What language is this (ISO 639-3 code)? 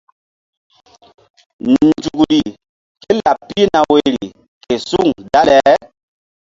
mdd